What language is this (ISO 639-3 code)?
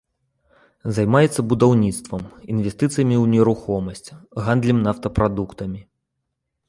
bel